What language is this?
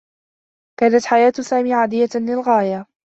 Arabic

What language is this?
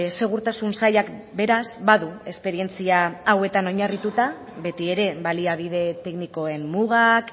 Basque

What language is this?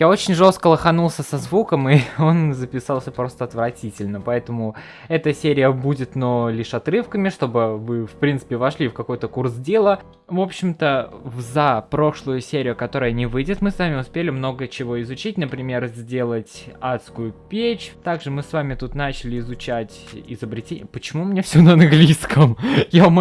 Russian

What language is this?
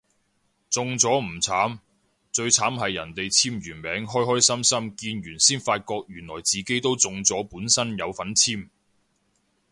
Cantonese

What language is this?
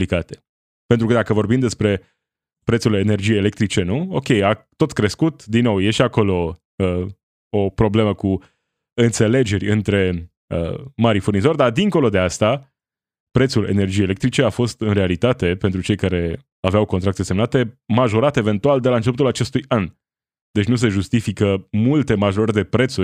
Romanian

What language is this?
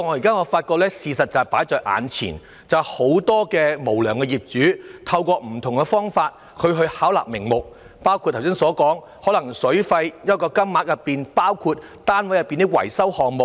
Cantonese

